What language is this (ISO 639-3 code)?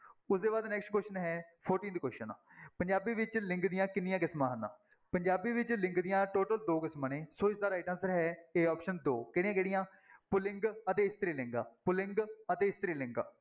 pan